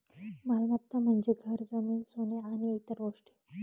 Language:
Marathi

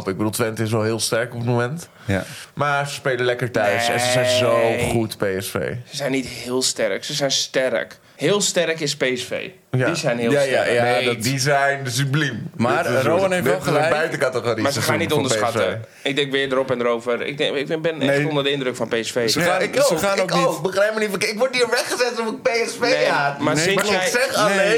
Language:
Dutch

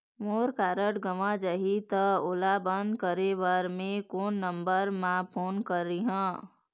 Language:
Chhattisgarhi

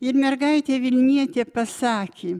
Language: Lithuanian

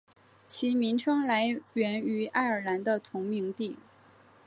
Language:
Chinese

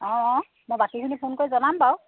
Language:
Assamese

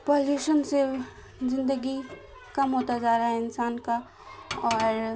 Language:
Urdu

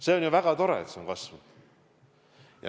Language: Estonian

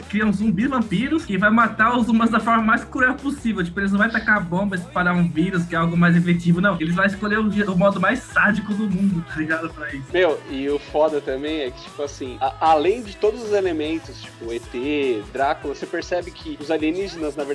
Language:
Portuguese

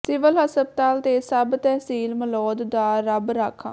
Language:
Punjabi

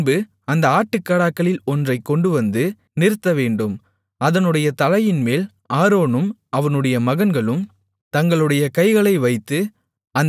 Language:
Tamil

